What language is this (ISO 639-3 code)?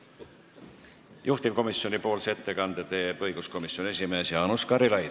est